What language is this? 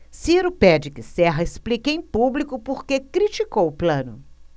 Portuguese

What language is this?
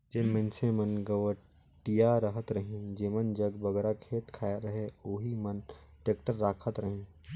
Chhattisgarhi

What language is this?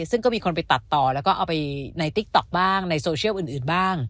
Thai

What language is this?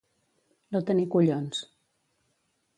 Catalan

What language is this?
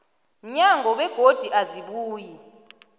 South Ndebele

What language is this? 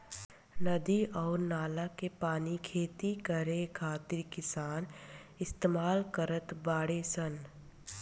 Bhojpuri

